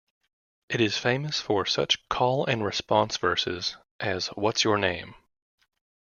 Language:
English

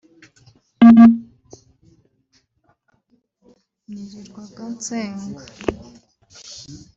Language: Kinyarwanda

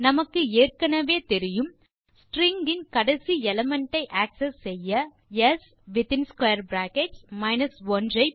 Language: Tamil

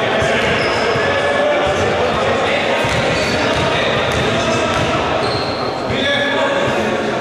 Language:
Greek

